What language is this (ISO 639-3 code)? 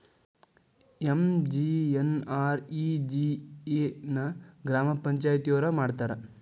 kan